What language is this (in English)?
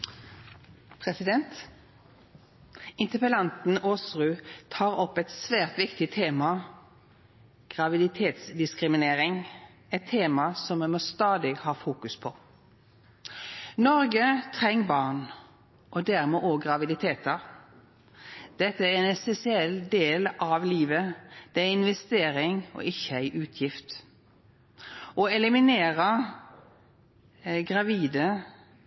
Norwegian Nynorsk